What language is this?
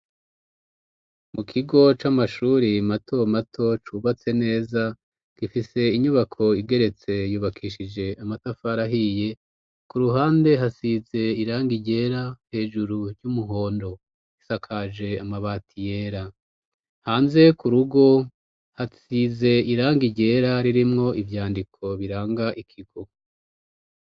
Rundi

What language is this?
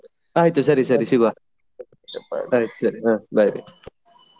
Kannada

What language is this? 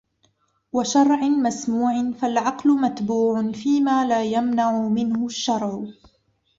Arabic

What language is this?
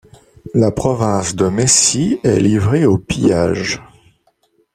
French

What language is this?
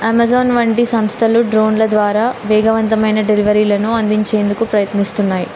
Telugu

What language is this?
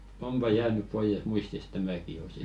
Finnish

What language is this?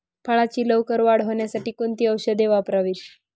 Marathi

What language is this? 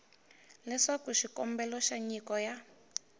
Tsonga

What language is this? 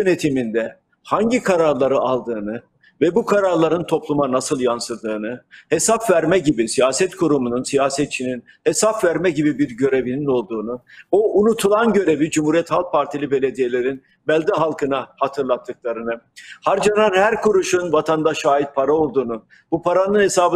Turkish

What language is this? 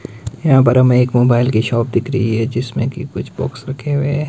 Hindi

